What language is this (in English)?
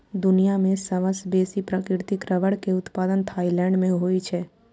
Maithili